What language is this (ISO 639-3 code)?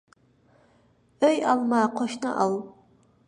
uig